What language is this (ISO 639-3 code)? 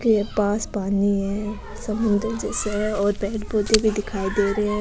raj